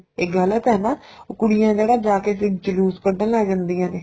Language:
Punjabi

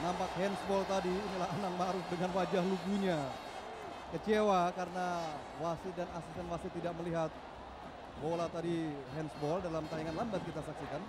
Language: Indonesian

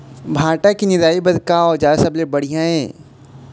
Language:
Chhattisgarhi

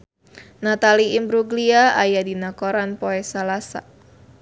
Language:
Sundanese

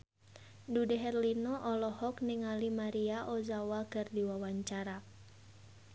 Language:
Sundanese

